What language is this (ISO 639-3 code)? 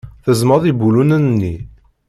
kab